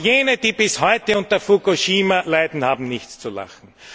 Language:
German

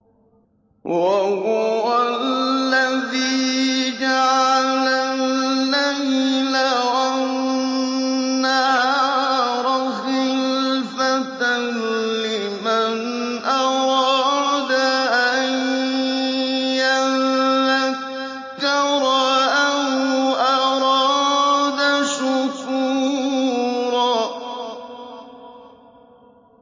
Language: Arabic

